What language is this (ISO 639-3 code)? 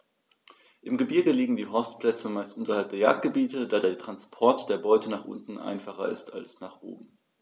deu